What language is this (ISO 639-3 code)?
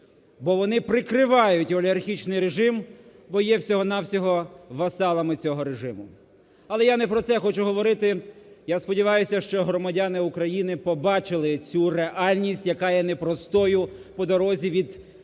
ukr